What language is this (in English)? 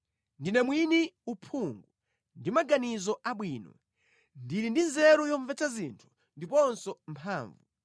Nyanja